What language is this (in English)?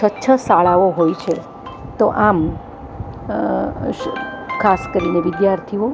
Gujarati